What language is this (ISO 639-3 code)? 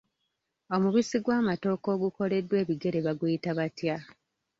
lug